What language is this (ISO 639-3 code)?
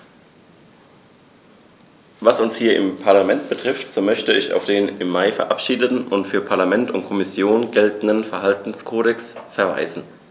deu